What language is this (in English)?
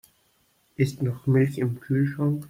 German